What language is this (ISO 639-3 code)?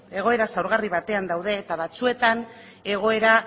eus